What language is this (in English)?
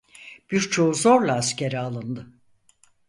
Turkish